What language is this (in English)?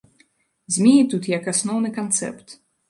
Belarusian